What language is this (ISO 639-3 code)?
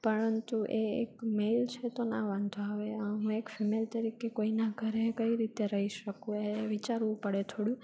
guj